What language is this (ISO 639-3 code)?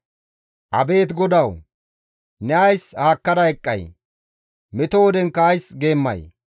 gmv